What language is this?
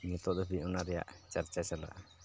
Santali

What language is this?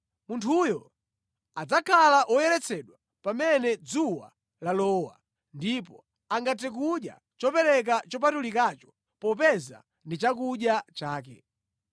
Nyanja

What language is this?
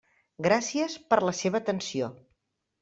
Catalan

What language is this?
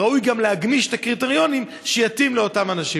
Hebrew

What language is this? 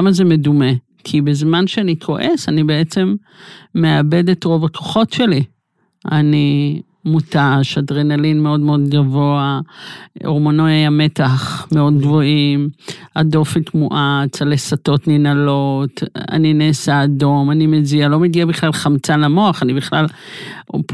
Hebrew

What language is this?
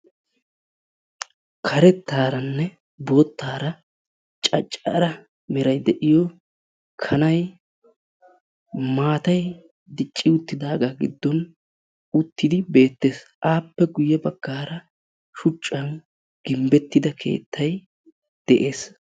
Wolaytta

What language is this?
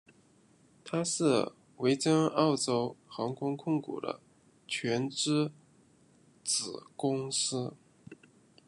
Chinese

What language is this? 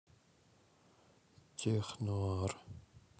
Russian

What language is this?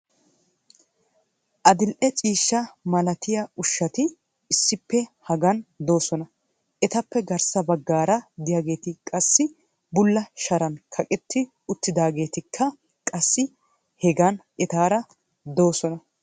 Wolaytta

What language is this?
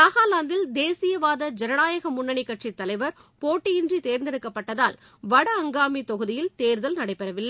Tamil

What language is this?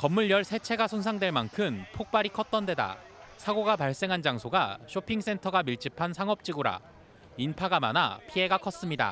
Korean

